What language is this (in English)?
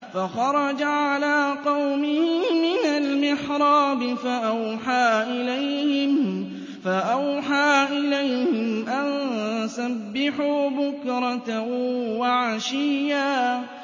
Arabic